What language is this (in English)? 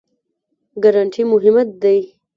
Pashto